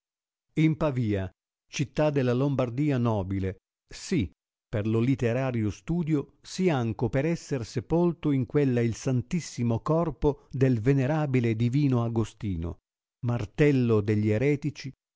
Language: Italian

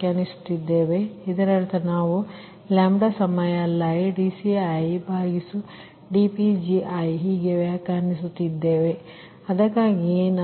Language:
Kannada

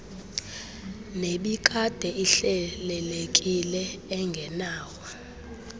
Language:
Xhosa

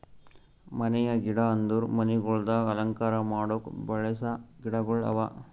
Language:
Kannada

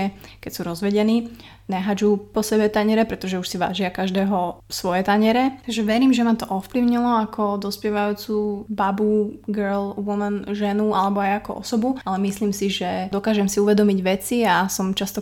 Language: Slovak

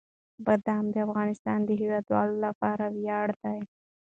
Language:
Pashto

